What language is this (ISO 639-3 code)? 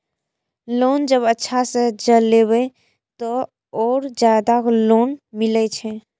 mai